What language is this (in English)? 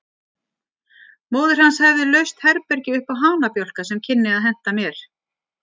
Icelandic